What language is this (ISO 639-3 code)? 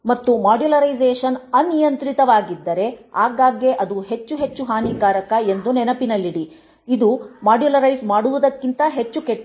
kan